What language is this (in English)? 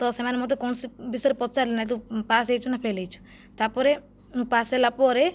Odia